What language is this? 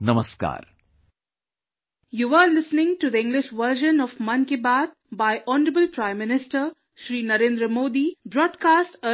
English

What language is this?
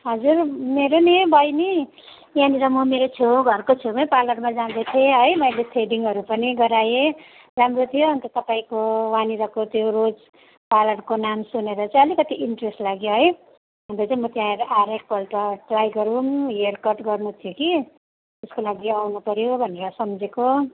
Nepali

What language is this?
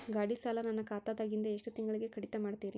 Kannada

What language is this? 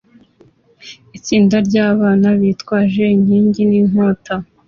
Kinyarwanda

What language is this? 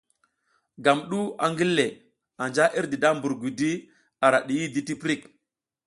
South Giziga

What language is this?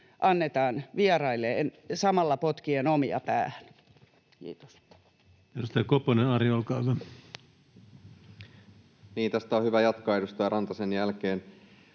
Finnish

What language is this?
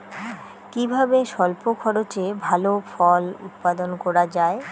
Bangla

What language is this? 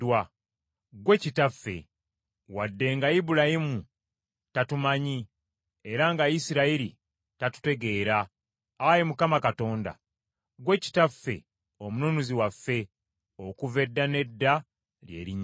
Ganda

